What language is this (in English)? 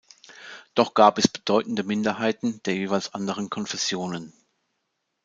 German